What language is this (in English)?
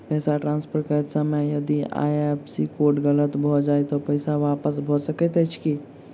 Maithili